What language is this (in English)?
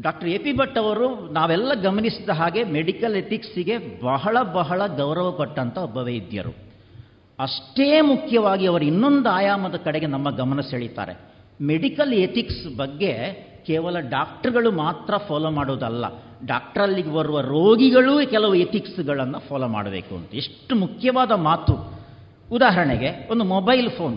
Kannada